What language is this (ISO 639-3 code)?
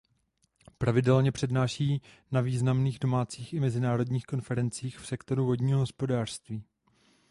ces